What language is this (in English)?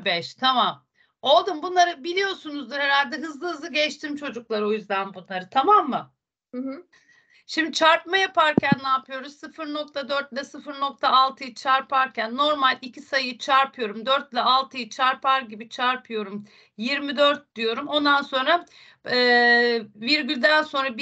Turkish